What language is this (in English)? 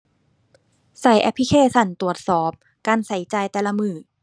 Thai